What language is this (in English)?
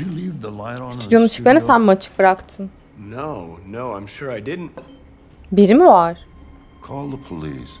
Turkish